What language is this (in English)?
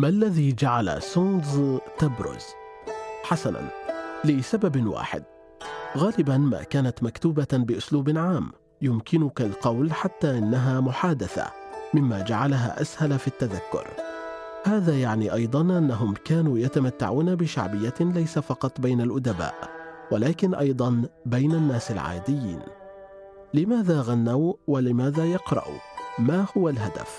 Arabic